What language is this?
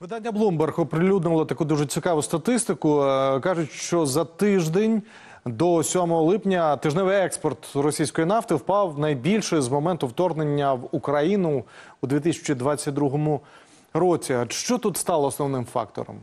Ukrainian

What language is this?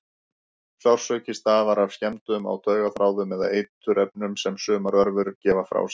Icelandic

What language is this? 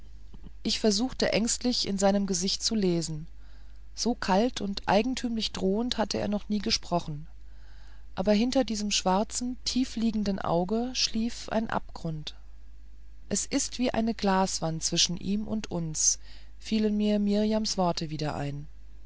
German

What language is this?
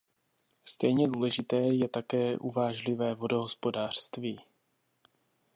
Czech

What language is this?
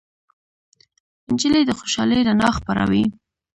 Pashto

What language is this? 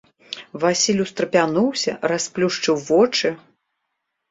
Belarusian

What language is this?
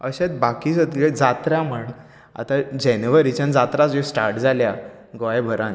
Konkani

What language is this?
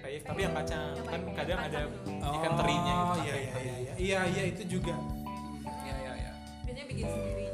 Indonesian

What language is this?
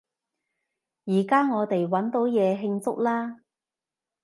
Cantonese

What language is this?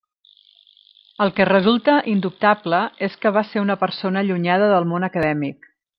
Catalan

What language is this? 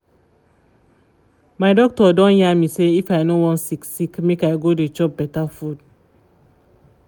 Nigerian Pidgin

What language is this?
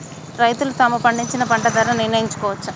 Telugu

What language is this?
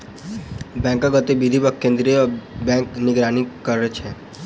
Maithili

